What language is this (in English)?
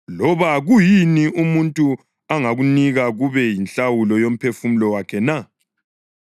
North Ndebele